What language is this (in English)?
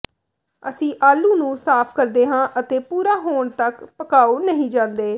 Punjabi